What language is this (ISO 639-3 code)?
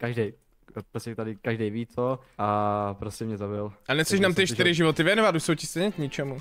ces